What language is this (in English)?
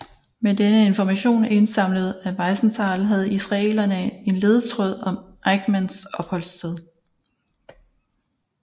Danish